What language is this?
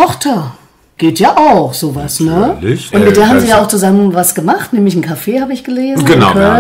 German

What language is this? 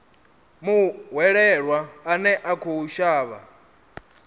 Venda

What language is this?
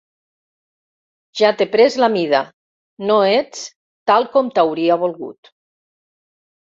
Catalan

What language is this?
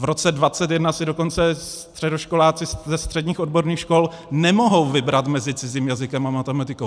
Czech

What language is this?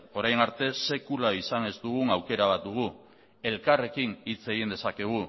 Basque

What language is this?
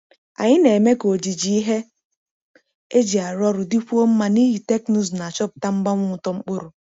Igbo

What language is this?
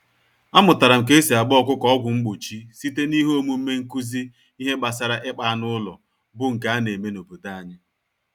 Igbo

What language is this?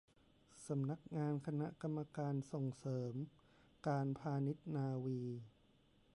Thai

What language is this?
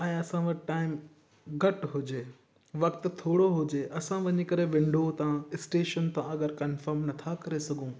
Sindhi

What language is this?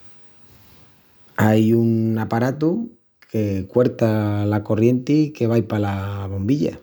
Extremaduran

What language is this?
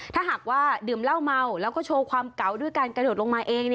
Thai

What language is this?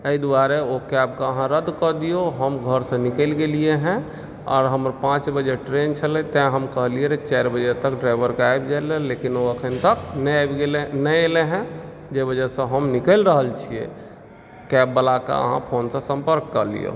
Maithili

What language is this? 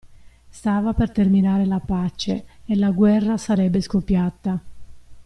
Italian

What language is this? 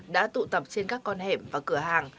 Vietnamese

